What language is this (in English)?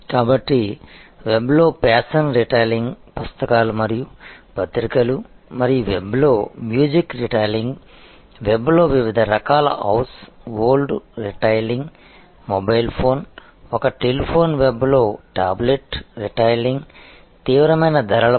Telugu